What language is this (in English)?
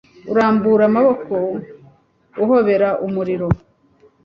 Kinyarwanda